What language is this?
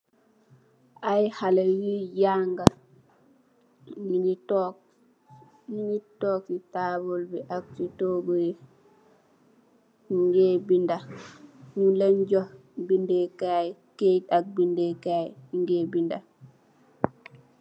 Wolof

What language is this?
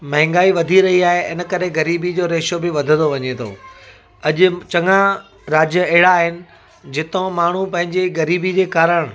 Sindhi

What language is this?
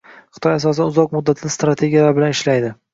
Uzbek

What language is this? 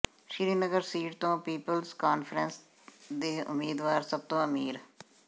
Punjabi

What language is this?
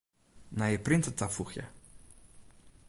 Western Frisian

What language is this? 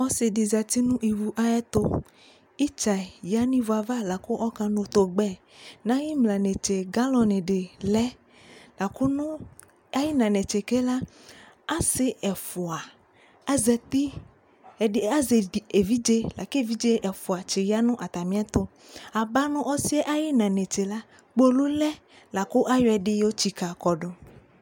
Ikposo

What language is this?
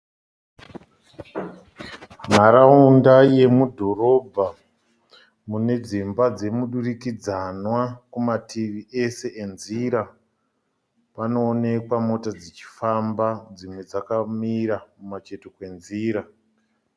Shona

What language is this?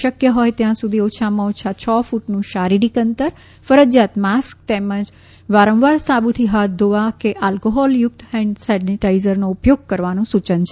Gujarati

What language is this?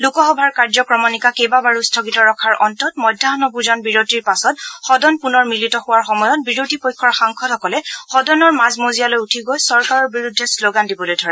Assamese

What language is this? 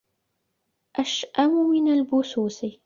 Arabic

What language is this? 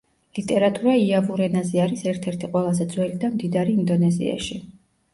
Georgian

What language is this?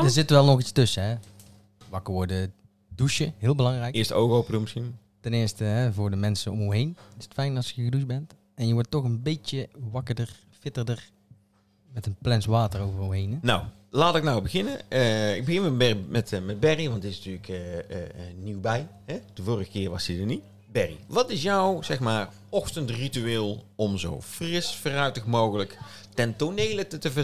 Dutch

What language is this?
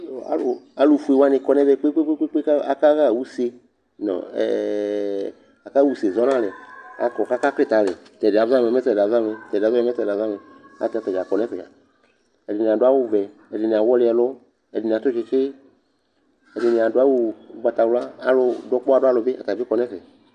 Ikposo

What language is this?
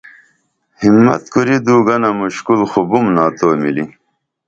Dameli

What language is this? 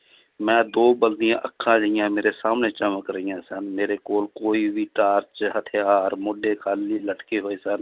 Punjabi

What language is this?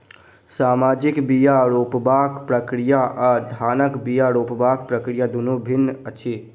Maithili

